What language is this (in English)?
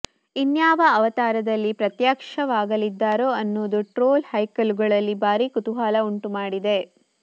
Kannada